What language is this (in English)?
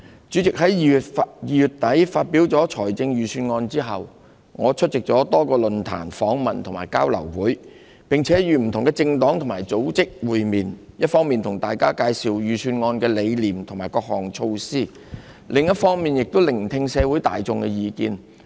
Cantonese